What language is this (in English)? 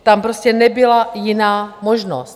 Czech